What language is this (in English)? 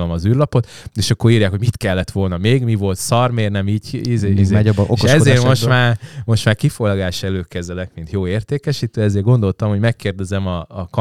Hungarian